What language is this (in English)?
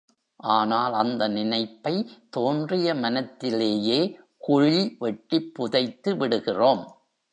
Tamil